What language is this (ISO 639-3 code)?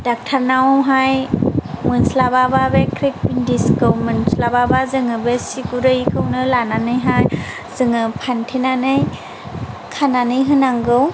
brx